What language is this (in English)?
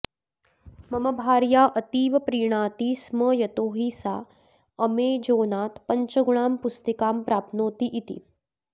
Sanskrit